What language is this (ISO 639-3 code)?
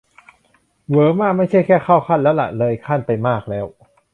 tha